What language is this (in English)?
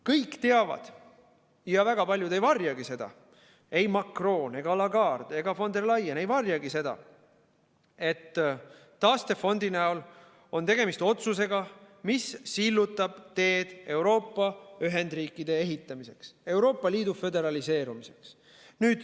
Estonian